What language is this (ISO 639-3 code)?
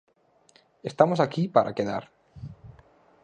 glg